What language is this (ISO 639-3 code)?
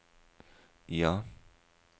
nor